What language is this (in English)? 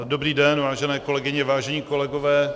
Czech